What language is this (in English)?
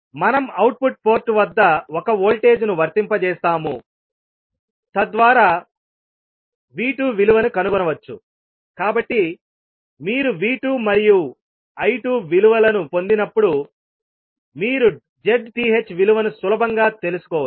Telugu